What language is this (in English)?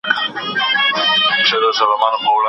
Pashto